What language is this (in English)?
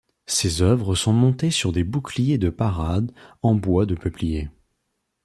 French